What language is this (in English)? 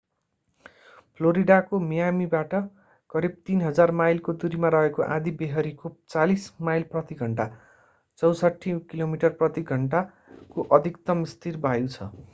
Nepali